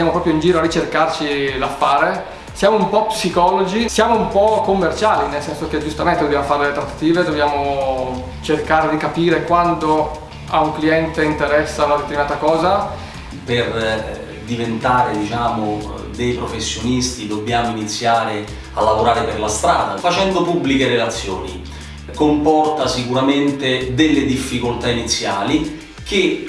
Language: Italian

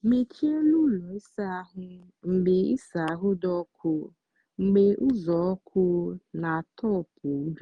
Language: Igbo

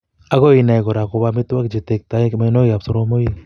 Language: Kalenjin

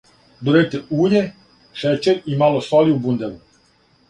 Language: Serbian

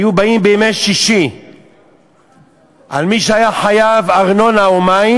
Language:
Hebrew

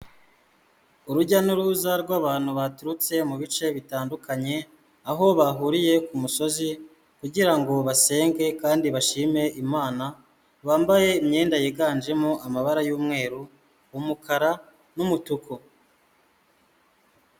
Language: Kinyarwanda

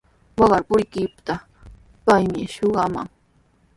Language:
Sihuas Ancash Quechua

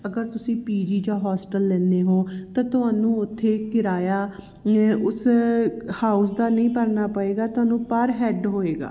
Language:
Punjabi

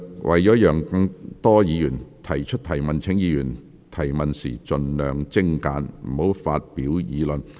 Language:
Cantonese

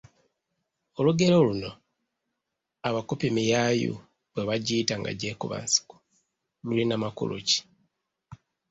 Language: Ganda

